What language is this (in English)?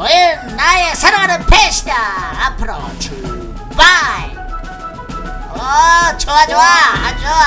Korean